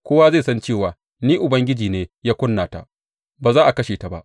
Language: Hausa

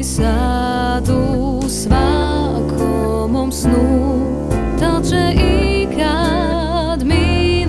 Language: Croatian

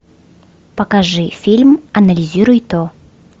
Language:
Russian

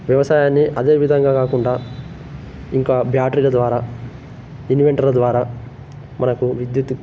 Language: Telugu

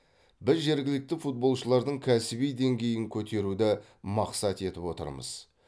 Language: Kazakh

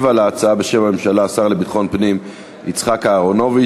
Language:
Hebrew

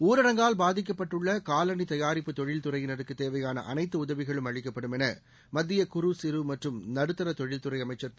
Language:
Tamil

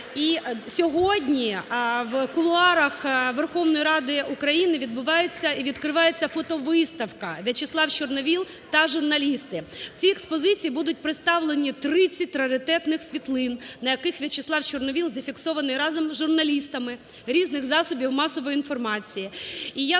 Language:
Ukrainian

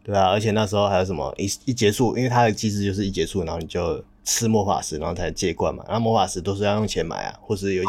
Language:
Chinese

